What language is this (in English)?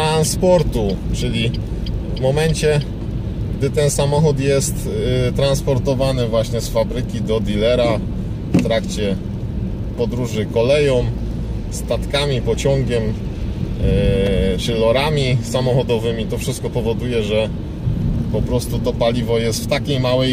Polish